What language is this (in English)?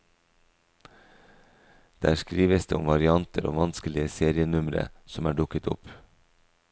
Norwegian